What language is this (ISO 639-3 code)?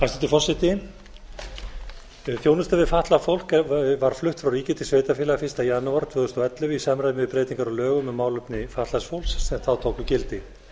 isl